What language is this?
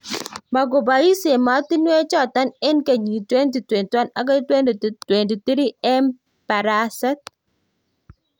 Kalenjin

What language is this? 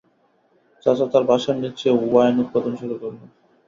Bangla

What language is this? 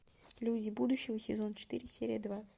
Russian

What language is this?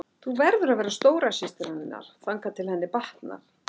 Icelandic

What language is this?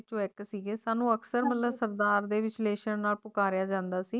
Punjabi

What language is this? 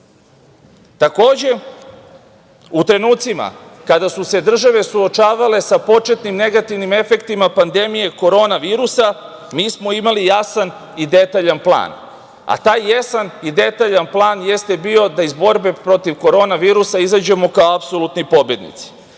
Serbian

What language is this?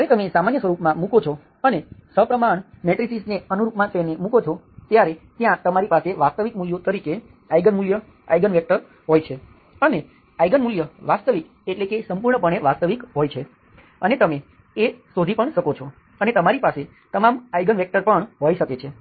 Gujarati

